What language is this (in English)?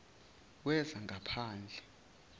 Zulu